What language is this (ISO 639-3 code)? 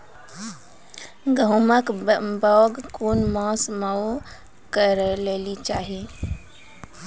mai